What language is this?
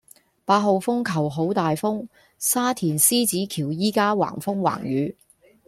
Cantonese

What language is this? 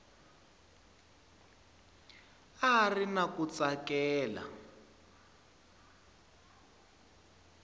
Tsonga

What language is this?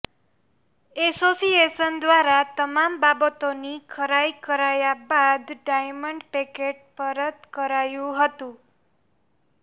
Gujarati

